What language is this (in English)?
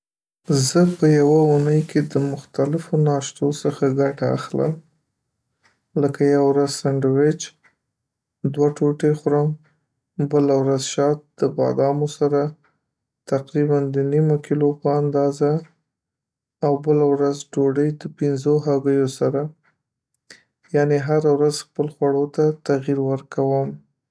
Pashto